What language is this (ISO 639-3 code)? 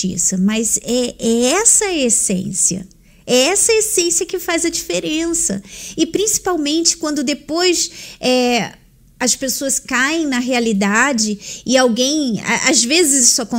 por